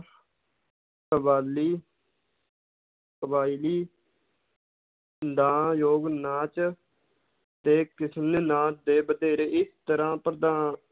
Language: Punjabi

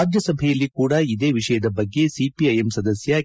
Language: Kannada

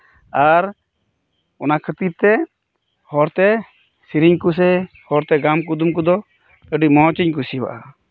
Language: Santali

